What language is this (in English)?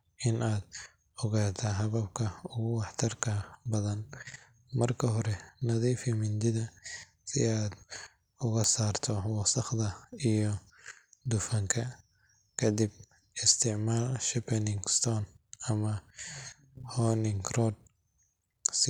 Somali